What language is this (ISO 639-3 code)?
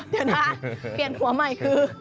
tha